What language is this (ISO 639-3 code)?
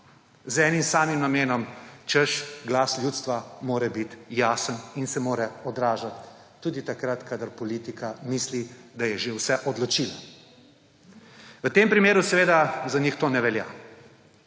slv